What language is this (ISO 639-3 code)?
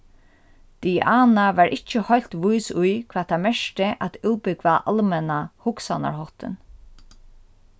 fao